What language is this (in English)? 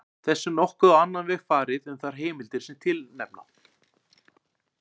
Icelandic